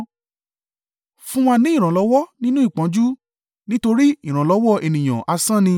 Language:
Yoruba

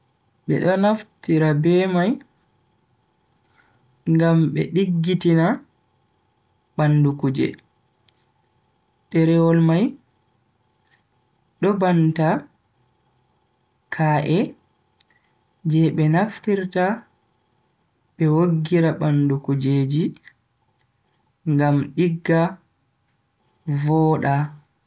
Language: Bagirmi Fulfulde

